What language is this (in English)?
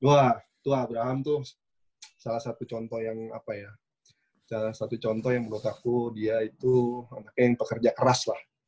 Indonesian